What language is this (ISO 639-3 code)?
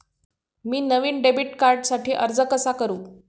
mar